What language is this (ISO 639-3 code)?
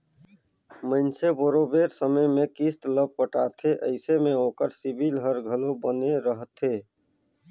hne